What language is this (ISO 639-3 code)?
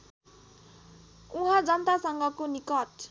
nep